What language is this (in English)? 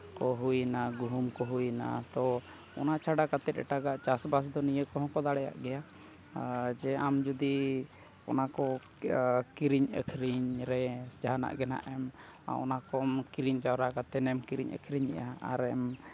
Santali